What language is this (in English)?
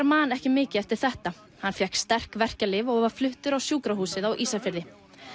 Icelandic